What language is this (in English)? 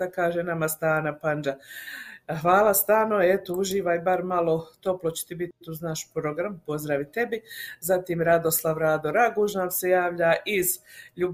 Croatian